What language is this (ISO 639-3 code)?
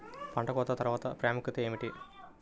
tel